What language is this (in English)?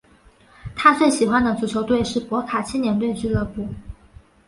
Chinese